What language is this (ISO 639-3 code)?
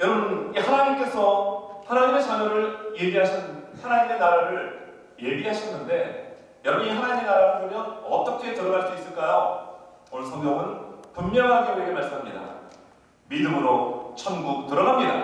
kor